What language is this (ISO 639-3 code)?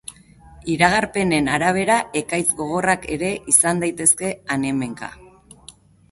eus